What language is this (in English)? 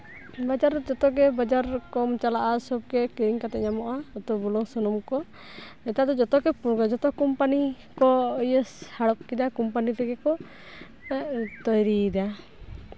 Santali